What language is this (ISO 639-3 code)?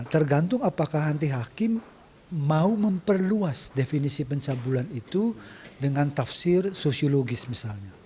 ind